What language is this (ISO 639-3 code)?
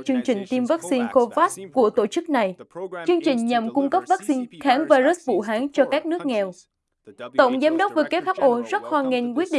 vie